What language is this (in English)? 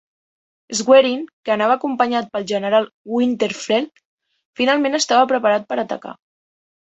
Catalan